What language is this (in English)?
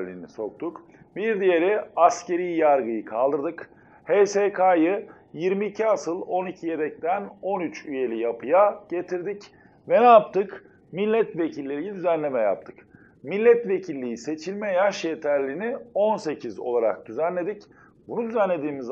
Turkish